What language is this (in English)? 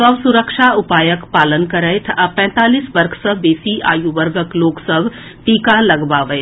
Maithili